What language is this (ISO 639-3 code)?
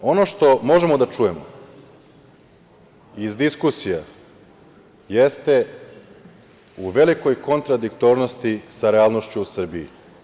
srp